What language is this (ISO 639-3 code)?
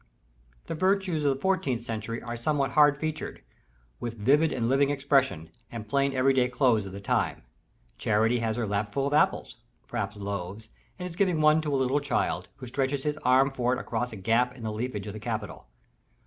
eng